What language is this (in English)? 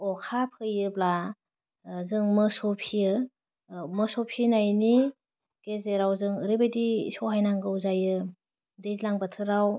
Bodo